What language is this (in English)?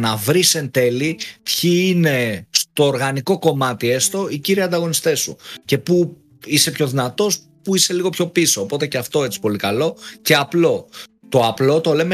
Greek